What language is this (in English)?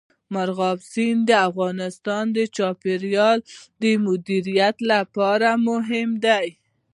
Pashto